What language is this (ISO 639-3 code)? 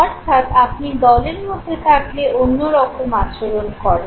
ben